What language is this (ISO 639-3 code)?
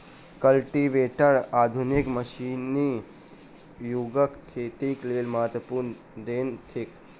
mai